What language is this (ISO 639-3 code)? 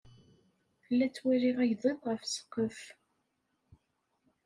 kab